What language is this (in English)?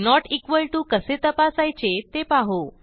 Marathi